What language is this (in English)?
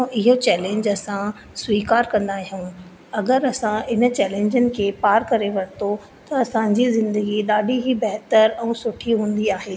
Sindhi